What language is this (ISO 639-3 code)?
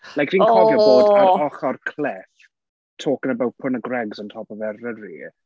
cym